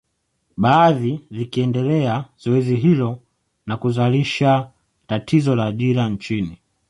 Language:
Swahili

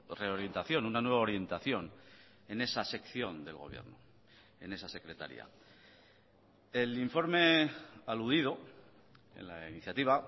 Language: Spanish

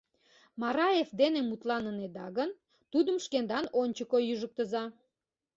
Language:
Mari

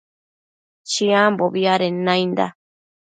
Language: Matsés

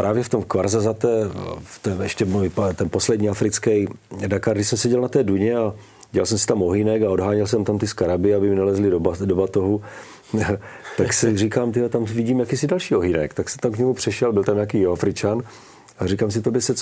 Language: Czech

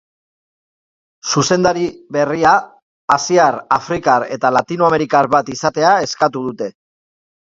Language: Basque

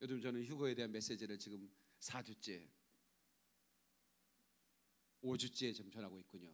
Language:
Korean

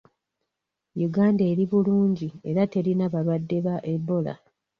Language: Ganda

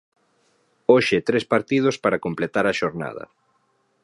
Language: Galician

